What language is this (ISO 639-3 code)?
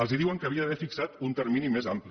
cat